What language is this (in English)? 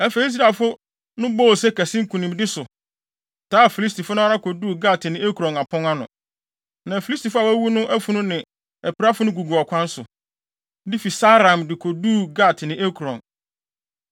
Akan